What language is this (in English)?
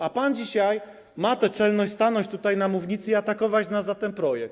Polish